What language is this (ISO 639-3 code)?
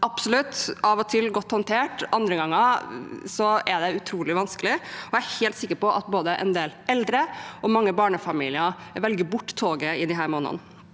nor